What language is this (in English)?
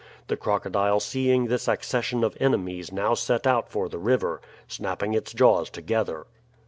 English